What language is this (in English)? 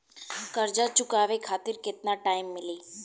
Bhojpuri